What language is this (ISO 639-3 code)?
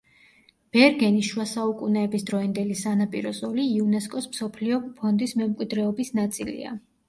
kat